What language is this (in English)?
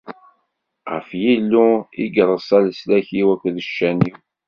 Kabyle